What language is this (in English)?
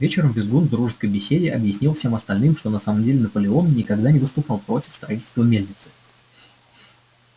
Russian